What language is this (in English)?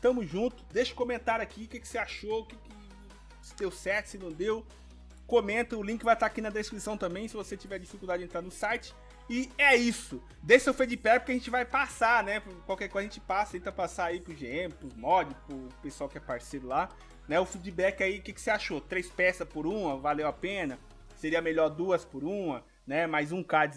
Portuguese